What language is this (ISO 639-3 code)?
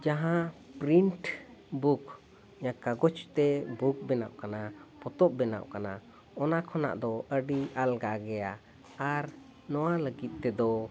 sat